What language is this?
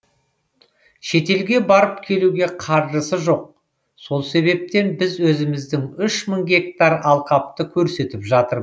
Kazakh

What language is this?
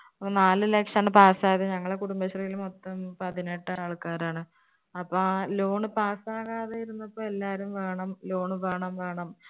Malayalam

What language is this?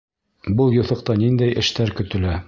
Bashkir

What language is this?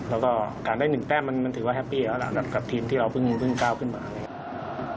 Thai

